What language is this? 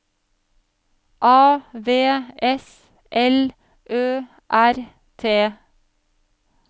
Norwegian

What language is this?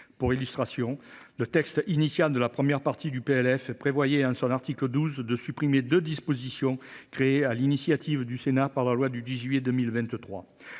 French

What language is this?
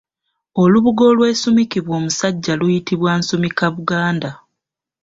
Ganda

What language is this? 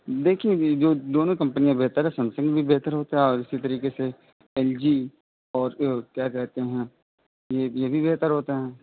Urdu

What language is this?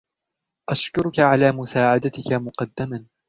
Arabic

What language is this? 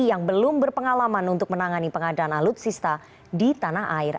Indonesian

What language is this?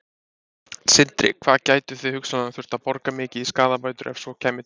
Icelandic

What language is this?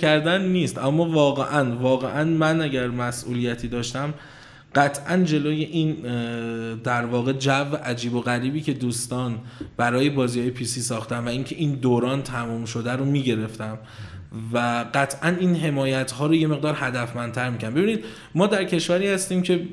Persian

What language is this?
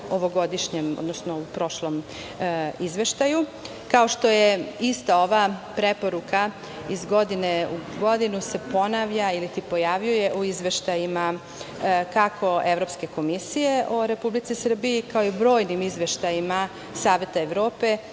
Serbian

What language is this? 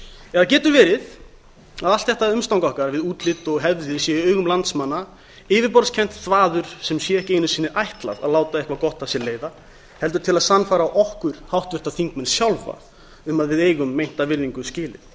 Icelandic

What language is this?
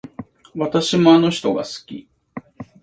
Japanese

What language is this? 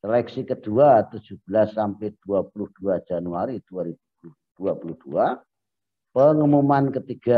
Indonesian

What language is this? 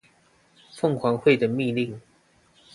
Chinese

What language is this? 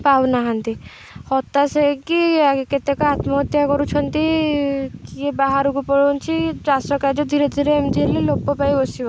Odia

